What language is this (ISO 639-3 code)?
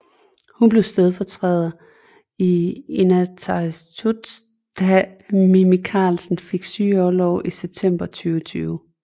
dan